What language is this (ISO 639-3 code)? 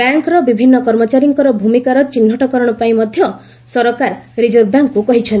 ori